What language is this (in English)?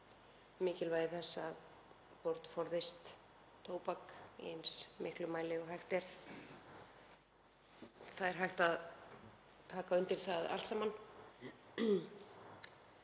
Icelandic